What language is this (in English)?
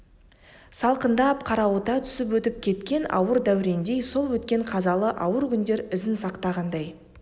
Kazakh